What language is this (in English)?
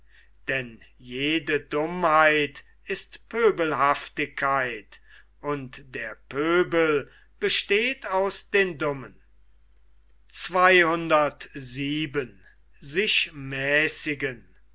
German